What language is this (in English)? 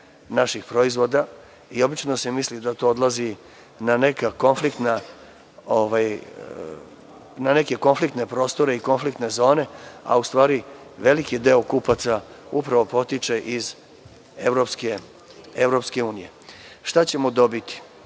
Serbian